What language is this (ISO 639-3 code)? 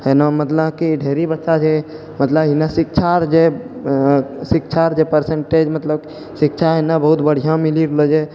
mai